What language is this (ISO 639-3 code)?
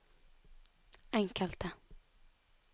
nor